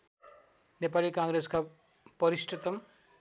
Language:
Nepali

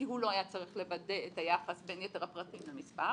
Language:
Hebrew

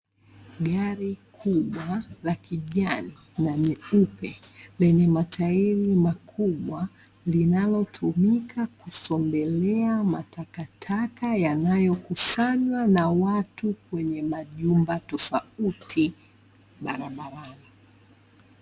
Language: Swahili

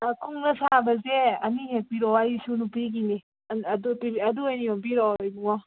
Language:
Manipuri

